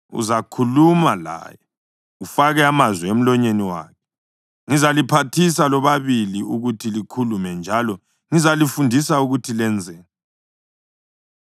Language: North Ndebele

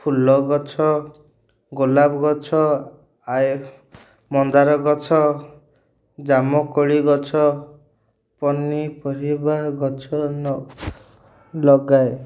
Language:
Odia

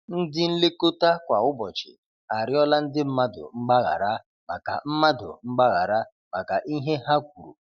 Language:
Igbo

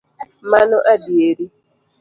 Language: Luo (Kenya and Tanzania)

